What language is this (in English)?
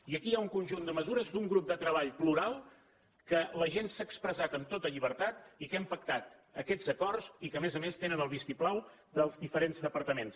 Catalan